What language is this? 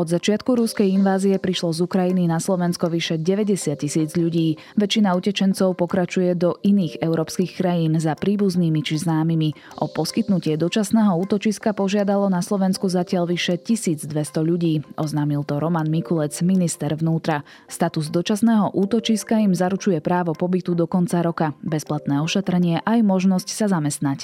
Slovak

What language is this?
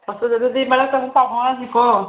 Manipuri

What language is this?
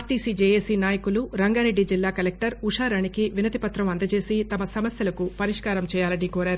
Telugu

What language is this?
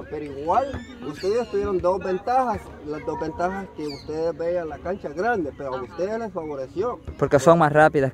Spanish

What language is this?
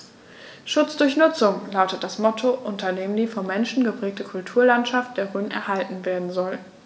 German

